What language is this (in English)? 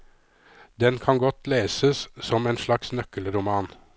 Norwegian